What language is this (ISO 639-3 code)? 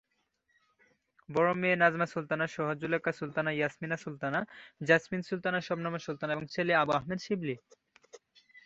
ben